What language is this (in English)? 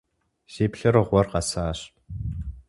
Kabardian